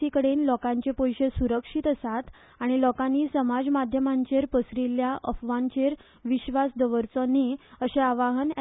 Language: Konkani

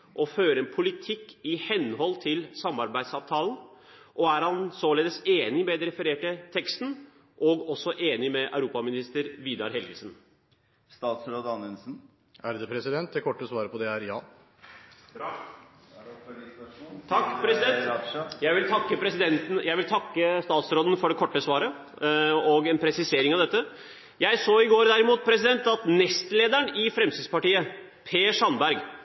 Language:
Norwegian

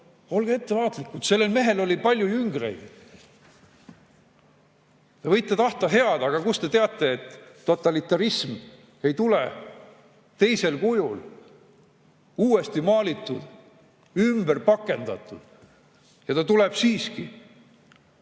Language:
Estonian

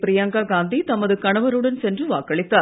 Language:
Tamil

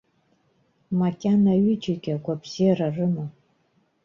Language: Abkhazian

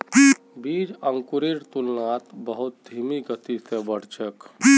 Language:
Magahi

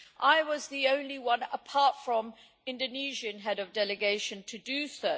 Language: English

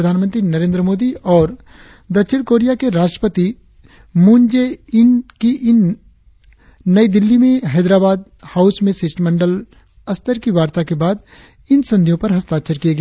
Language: Hindi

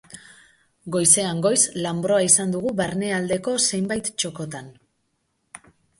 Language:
Basque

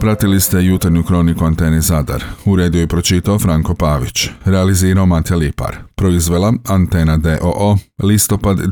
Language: Croatian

